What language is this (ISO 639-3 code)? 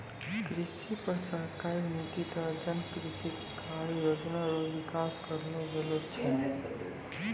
mai